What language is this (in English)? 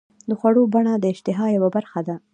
Pashto